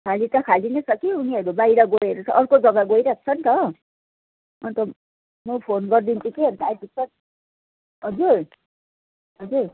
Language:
Nepali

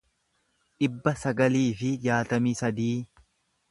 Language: Oromo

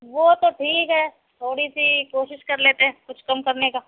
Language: Urdu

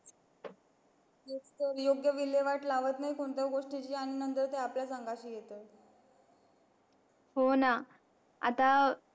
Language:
Marathi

